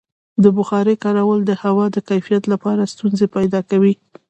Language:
Pashto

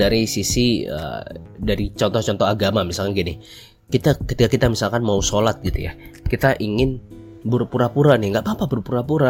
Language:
Indonesian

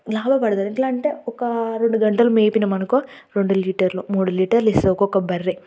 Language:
Telugu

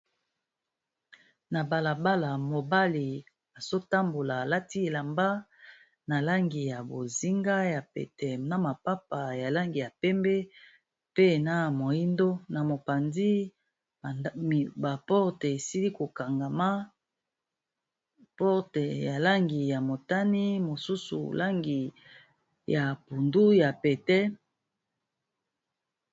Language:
Lingala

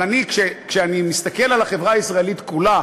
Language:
Hebrew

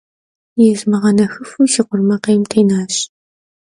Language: Kabardian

